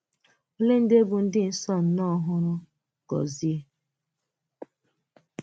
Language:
Igbo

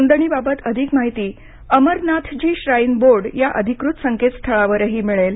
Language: Marathi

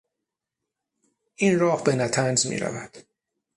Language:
Persian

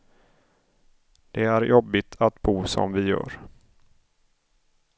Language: Swedish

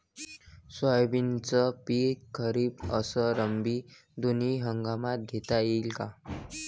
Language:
Marathi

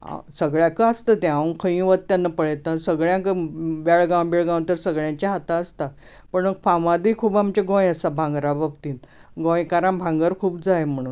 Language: Konkani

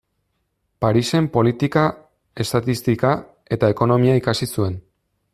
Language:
Basque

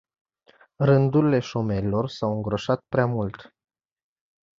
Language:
Romanian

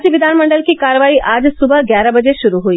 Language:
Hindi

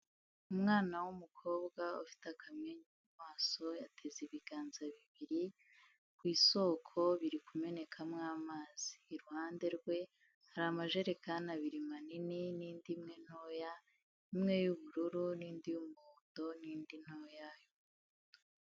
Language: Kinyarwanda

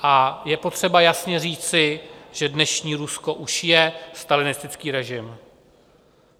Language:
Czech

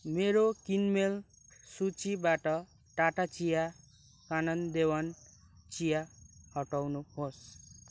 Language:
Nepali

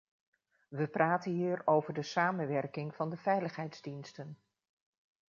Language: Dutch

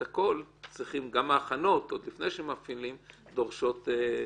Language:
Hebrew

